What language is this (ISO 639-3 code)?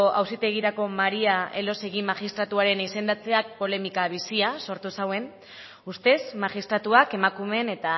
eus